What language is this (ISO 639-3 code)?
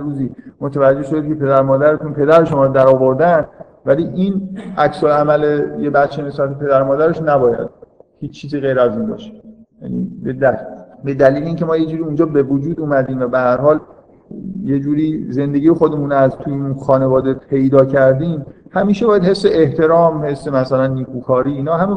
fas